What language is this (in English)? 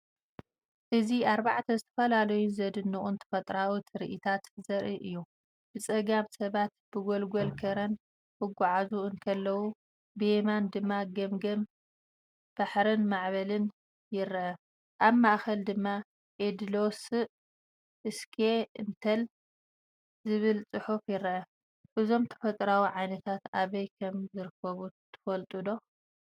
Tigrinya